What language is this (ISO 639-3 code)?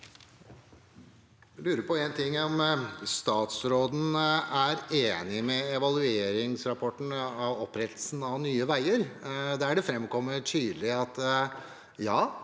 nor